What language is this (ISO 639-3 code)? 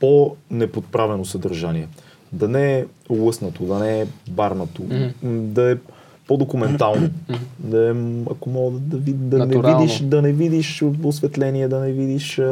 bul